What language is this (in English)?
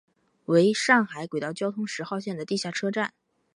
Chinese